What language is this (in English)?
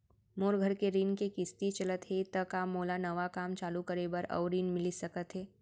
Chhattisgarhi